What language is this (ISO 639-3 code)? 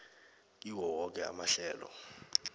nbl